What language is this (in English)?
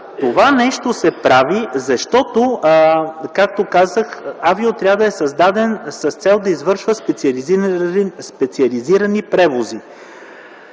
Bulgarian